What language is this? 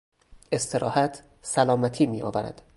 Persian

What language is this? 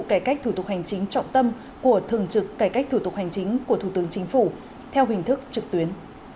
Vietnamese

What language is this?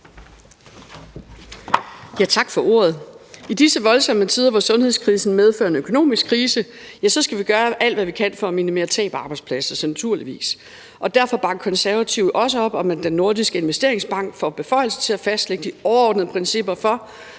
Danish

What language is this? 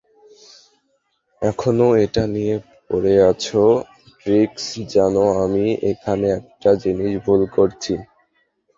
Bangla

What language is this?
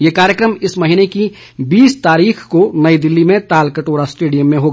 Hindi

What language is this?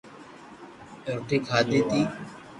Loarki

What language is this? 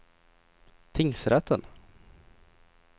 Swedish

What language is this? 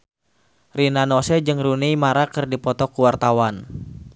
Sundanese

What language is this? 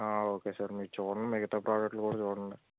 Telugu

